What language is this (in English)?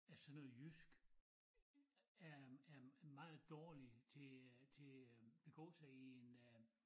Danish